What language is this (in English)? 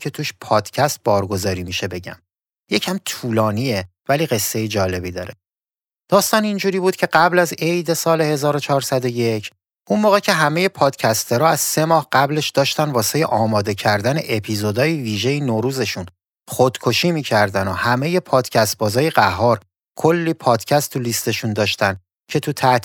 Persian